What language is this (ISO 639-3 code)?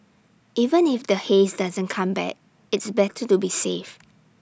eng